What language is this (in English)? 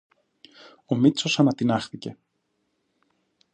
Greek